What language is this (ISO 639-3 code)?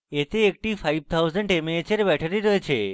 ben